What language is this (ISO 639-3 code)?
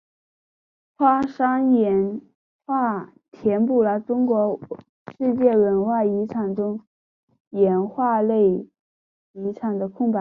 zho